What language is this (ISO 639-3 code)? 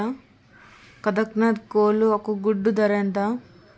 tel